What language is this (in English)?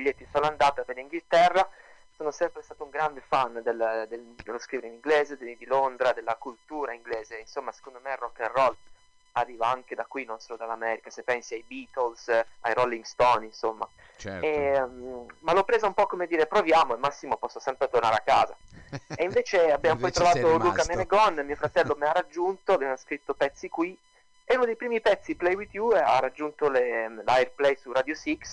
Italian